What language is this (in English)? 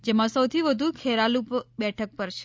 Gujarati